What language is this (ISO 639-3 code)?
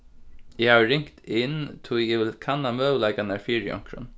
fao